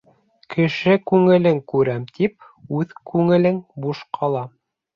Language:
Bashkir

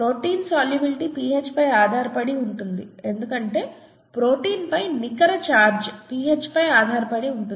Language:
Telugu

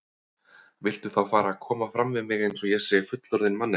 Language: Icelandic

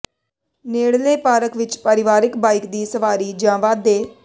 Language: Punjabi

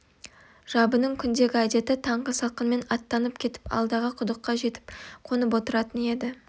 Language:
Kazakh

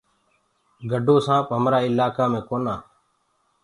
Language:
Gurgula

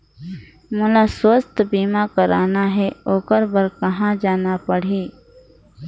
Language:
Chhattisgarhi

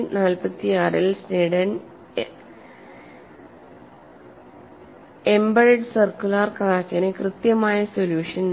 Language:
Malayalam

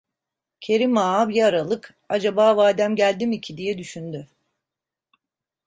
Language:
Turkish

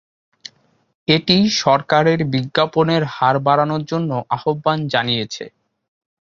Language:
Bangla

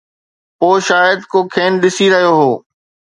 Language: Sindhi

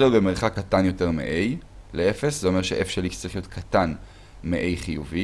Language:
Hebrew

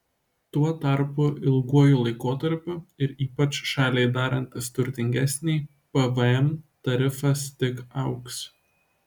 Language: Lithuanian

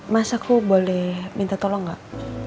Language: Indonesian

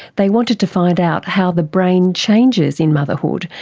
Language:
English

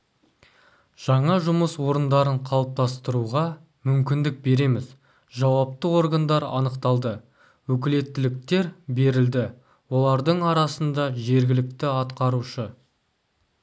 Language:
Kazakh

